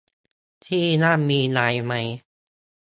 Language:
Thai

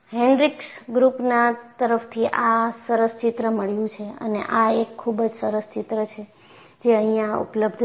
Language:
Gujarati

